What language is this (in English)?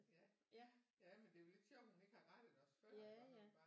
Danish